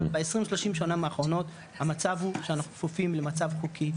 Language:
Hebrew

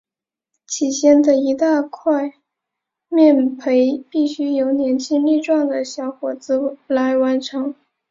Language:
Chinese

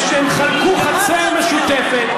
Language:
Hebrew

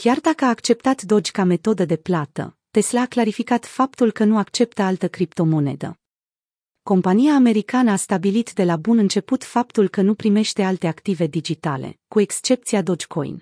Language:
Romanian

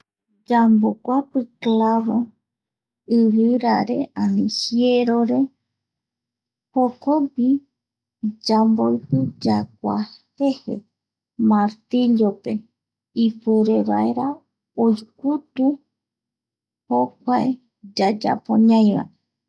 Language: Eastern Bolivian Guaraní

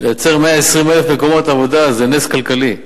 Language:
Hebrew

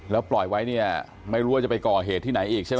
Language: Thai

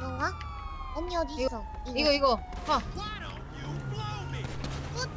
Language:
Korean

